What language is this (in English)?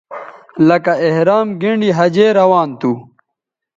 Bateri